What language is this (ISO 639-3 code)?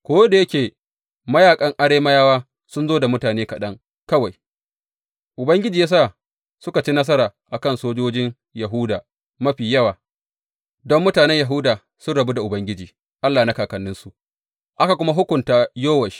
hau